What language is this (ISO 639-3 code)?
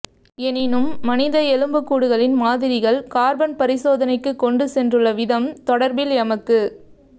tam